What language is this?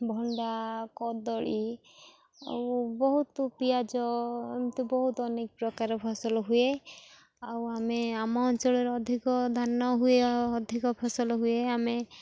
Odia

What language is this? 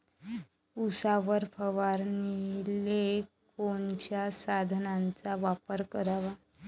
Marathi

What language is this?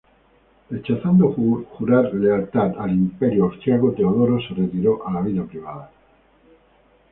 Spanish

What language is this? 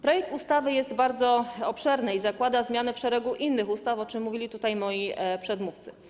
Polish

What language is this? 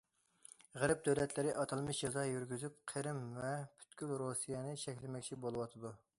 Uyghur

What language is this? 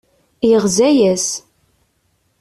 Kabyle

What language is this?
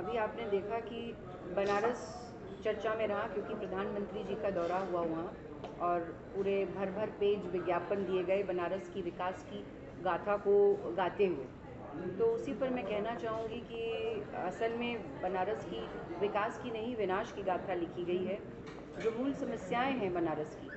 Hindi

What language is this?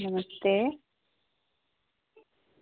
Dogri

